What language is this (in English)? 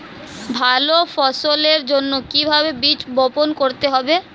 Bangla